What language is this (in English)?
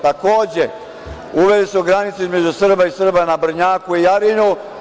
Serbian